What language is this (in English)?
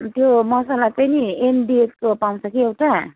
Nepali